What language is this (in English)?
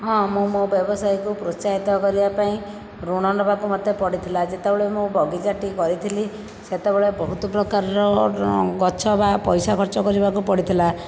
Odia